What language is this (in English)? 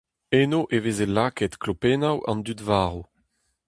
Breton